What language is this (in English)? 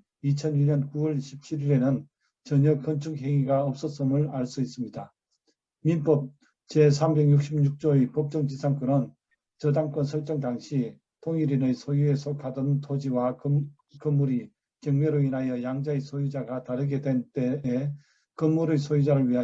Korean